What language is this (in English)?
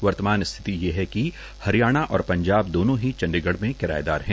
Hindi